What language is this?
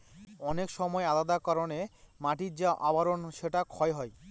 Bangla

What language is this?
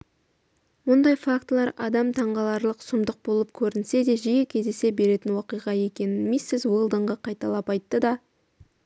Kazakh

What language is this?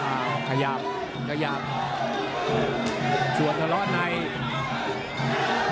Thai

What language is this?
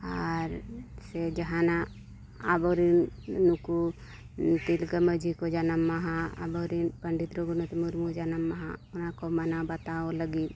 Santali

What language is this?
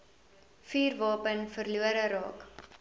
Afrikaans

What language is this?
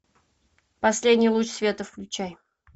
Russian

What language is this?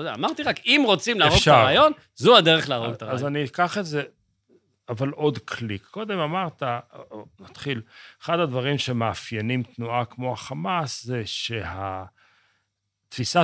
Hebrew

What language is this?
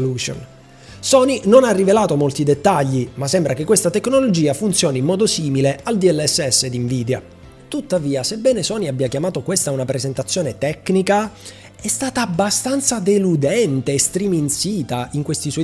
Italian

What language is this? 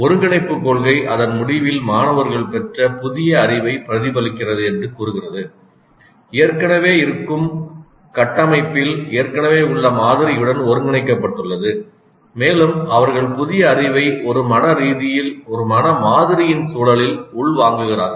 Tamil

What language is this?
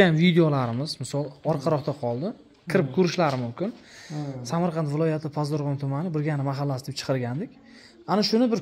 Turkish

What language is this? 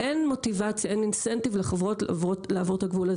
Hebrew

